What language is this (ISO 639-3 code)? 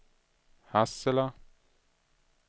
swe